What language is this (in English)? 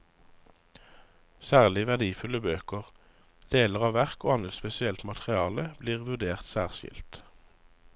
Norwegian